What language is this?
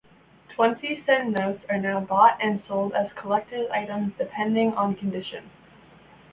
English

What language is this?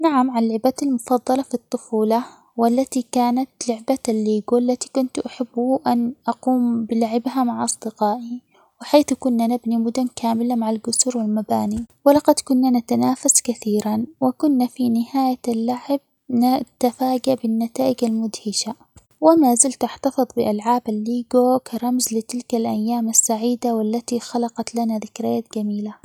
Omani Arabic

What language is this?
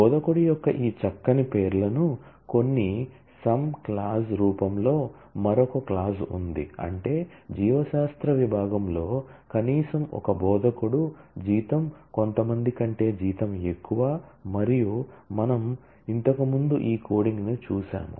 Telugu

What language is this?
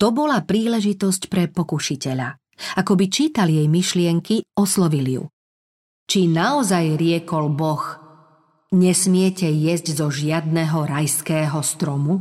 Slovak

